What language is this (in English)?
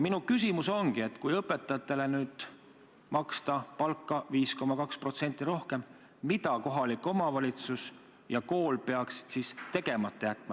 Estonian